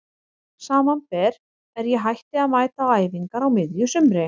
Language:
Icelandic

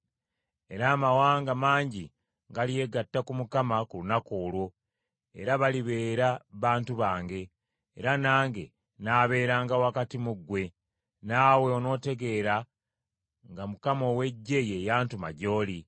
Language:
Ganda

